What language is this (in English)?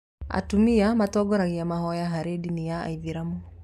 Kikuyu